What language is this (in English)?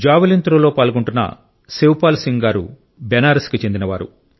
Telugu